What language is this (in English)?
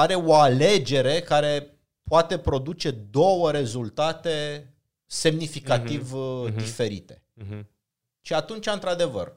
Romanian